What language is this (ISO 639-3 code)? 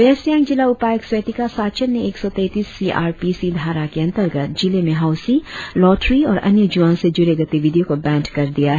hin